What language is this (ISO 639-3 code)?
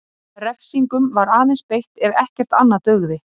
isl